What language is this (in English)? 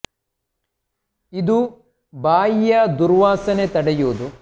Kannada